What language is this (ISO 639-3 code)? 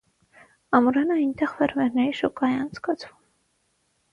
hye